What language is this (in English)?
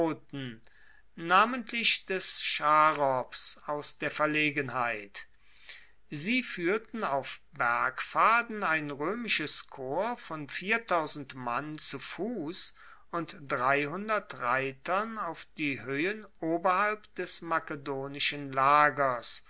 German